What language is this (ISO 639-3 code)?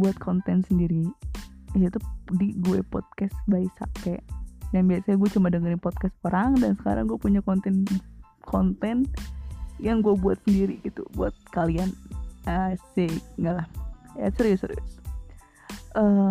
ind